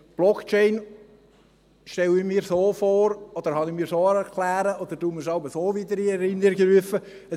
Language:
Swiss German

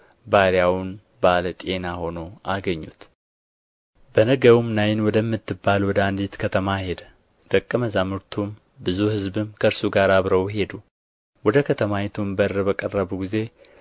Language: Amharic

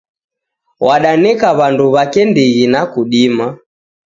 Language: Taita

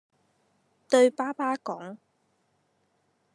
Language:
Cantonese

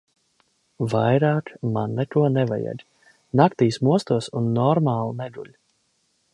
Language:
Latvian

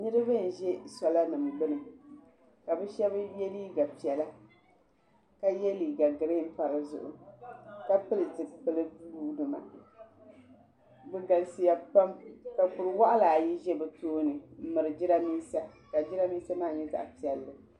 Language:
Dagbani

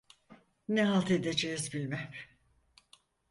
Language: Turkish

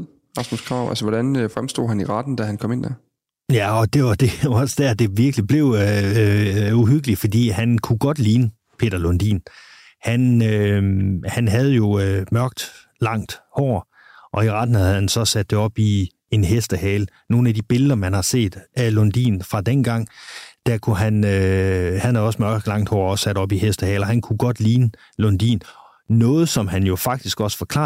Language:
Danish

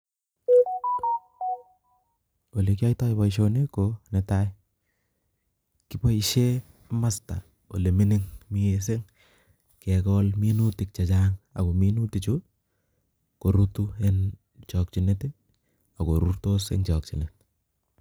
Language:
Kalenjin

